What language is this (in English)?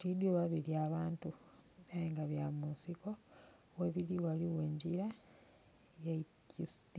Soga